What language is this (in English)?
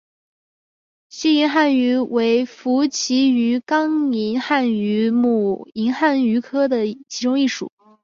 Chinese